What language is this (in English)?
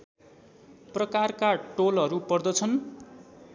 Nepali